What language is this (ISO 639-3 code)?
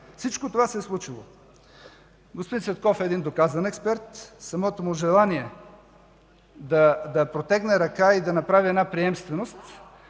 bul